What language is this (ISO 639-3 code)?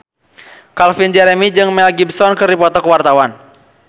sun